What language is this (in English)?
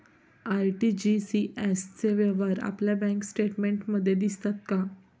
Marathi